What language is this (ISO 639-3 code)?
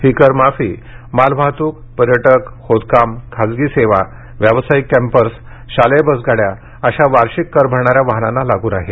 mar